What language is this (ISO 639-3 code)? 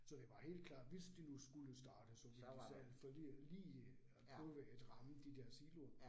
dan